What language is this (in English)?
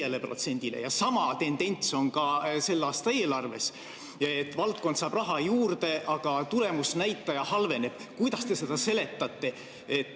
Estonian